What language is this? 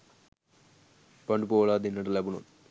Sinhala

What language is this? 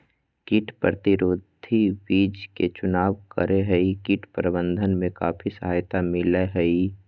Magahi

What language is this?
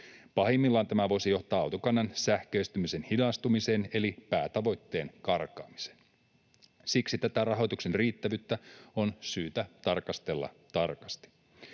Finnish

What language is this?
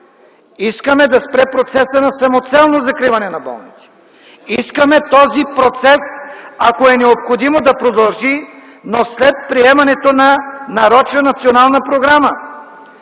Bulgarian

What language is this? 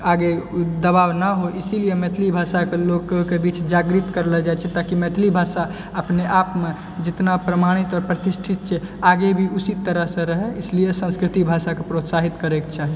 Maithili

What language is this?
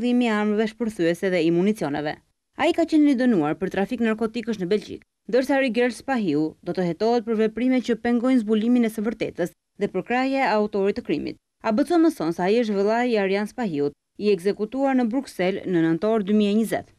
Romanian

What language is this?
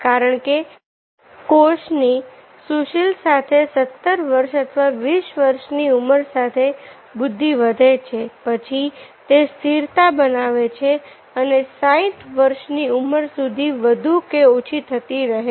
Gujarati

